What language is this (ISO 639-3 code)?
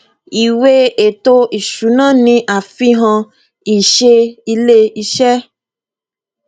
yor